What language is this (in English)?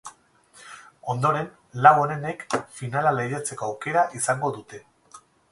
Basque